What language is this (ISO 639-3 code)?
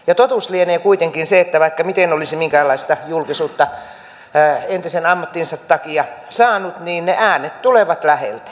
fin